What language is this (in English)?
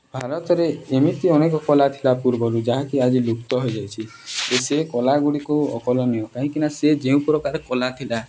Odia